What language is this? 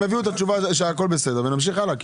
Hebrew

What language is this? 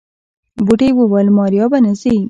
Pashto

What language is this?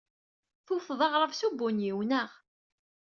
Kabyle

